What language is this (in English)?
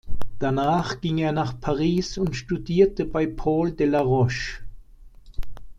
German